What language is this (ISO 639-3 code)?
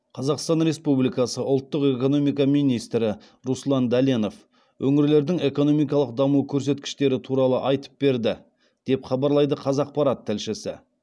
kaz